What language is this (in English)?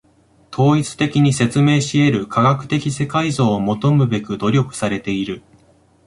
Japanese